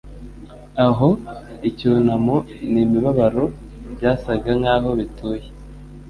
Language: Kinyarwanda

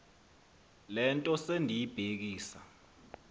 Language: Xhosa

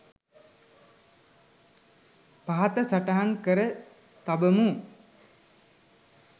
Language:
Sinhala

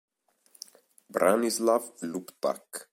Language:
Italian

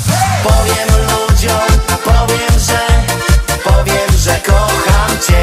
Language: Polish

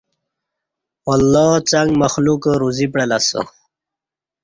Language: Kati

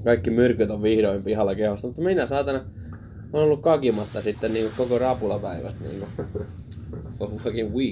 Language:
Finnish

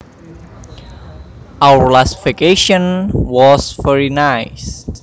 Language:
Javanese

